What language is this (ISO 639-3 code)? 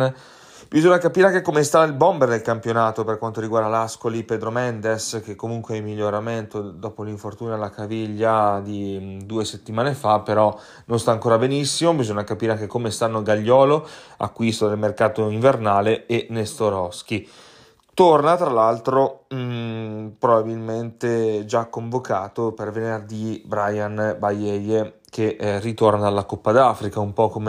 ita